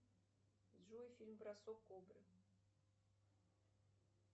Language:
Russian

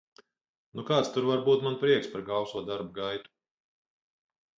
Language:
Latvian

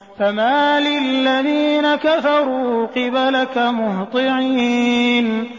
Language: Arabic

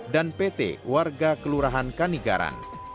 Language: Indonesian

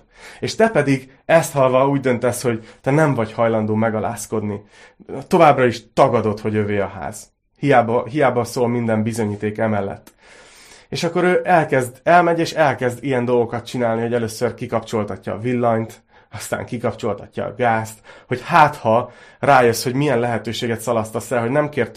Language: Hungarian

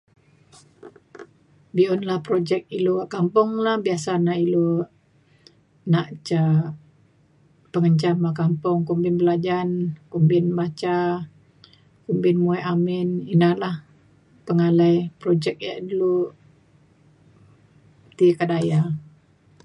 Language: Mainstream Kenyah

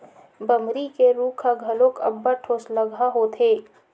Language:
Chhattisgarhi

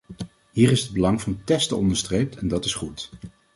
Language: Dutch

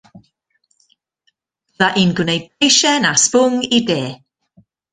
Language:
Welsh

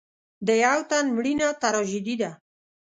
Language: Pashto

